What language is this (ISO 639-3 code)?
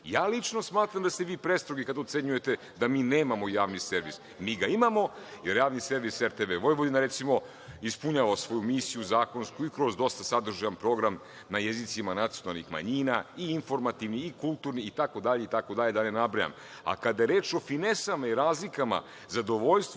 srp